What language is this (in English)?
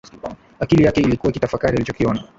Swahili